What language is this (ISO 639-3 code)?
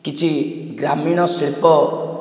ori